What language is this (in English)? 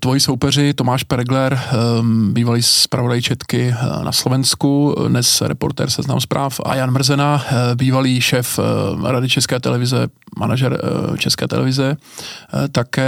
Czech